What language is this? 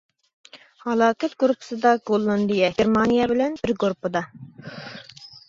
Uyghur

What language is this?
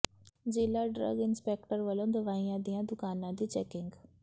Punjabi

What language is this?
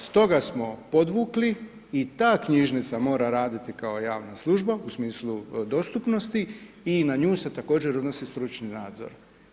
Croatian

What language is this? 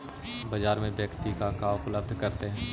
Magahi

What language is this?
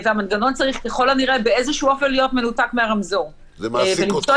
Hebrew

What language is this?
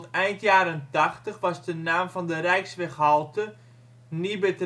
Dutch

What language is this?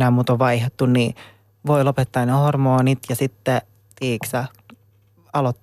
Finnish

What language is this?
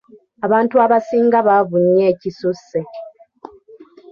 Ganda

